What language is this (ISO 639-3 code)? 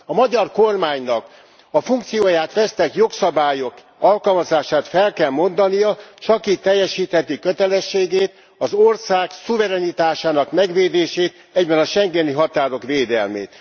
hun